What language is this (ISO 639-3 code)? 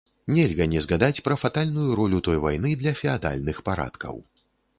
bel